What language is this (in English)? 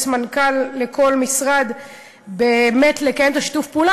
Hebrew